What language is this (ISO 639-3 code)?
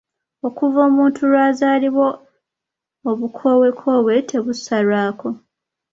lug